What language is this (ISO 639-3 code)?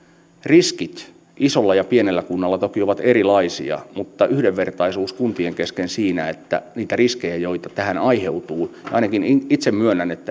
fin